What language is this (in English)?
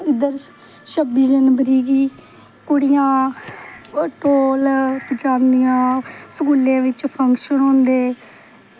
Dogri